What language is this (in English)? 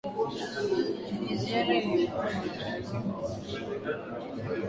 Swahili